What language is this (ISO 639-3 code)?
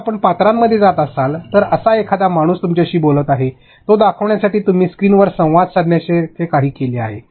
mar